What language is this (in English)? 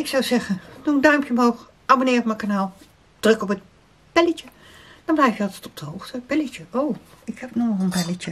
Dutch